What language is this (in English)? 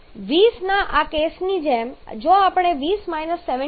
Gujarati